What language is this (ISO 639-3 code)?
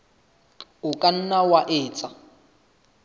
sot